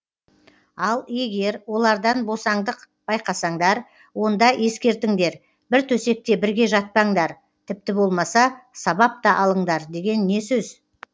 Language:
Kazakh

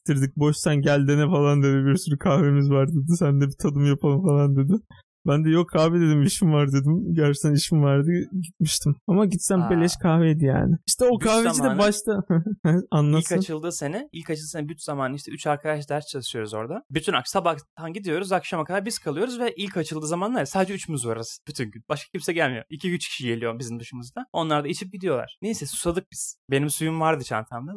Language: Turkish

